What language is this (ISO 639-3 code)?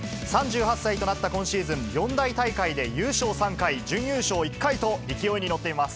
jpn